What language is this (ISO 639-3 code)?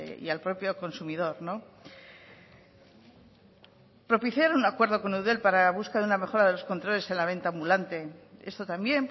spa